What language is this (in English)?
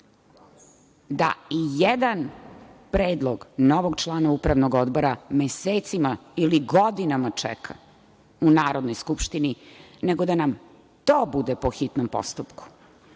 Serbian